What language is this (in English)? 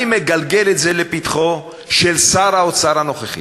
Hebrew